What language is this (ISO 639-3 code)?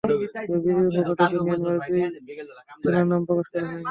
ben